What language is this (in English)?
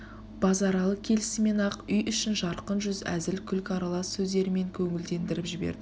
Kazakh